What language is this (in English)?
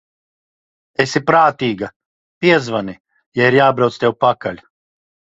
Latvian